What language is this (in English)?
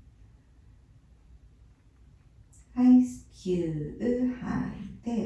Japanese